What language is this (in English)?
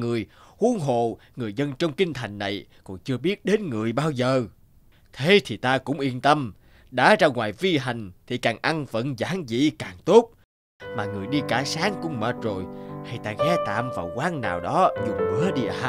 Vietnamese